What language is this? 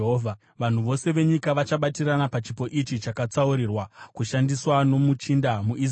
Shona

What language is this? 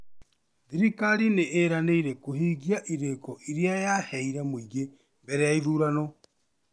Kikuyu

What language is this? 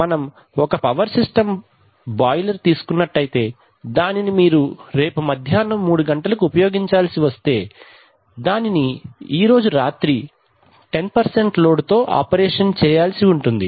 Telugu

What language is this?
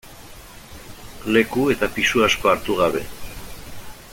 Basque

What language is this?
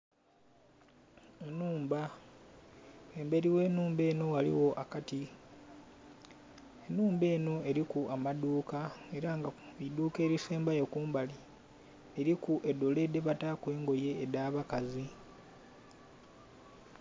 Soga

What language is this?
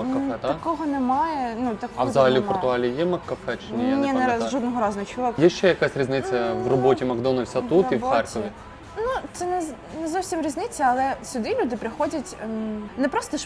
Ukrainian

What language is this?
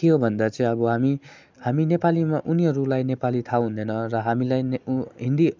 Nepali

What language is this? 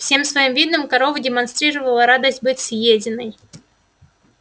Russian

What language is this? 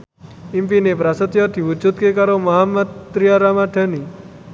Javanese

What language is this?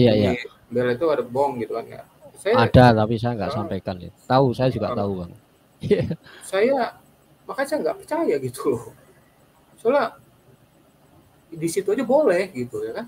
Indonesian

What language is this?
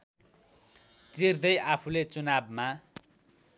Nepali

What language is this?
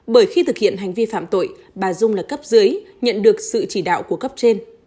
Vietnamese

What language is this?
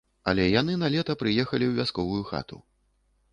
Belarusian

